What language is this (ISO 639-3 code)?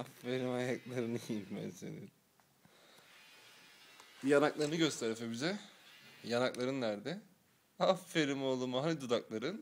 tur